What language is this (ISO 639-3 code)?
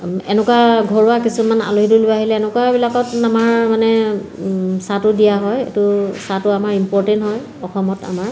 asm